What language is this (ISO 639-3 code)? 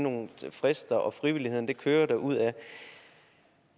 dan